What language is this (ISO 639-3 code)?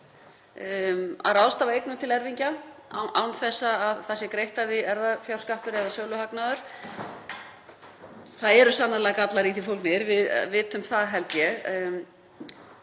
isl